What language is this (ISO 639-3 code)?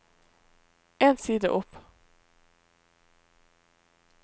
nor